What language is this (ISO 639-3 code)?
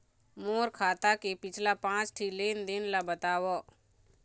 hne